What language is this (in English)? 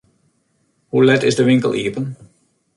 Western Frisian